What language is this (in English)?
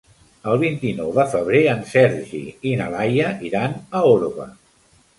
Catalan